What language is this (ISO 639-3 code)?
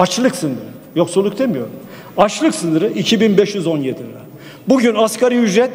tur